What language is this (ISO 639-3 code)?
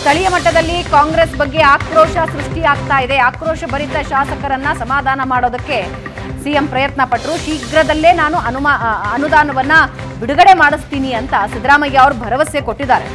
kan